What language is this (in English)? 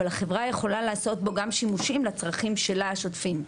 Hebrew